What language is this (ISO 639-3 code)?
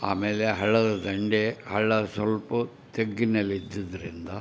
kan